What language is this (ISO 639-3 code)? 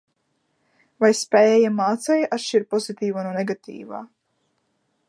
lav